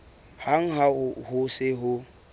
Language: Southern Sotho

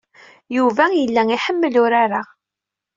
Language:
Kabyle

